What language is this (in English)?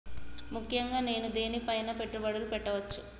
Telugu